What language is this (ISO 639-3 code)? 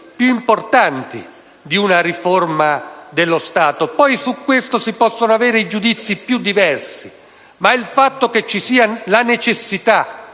ita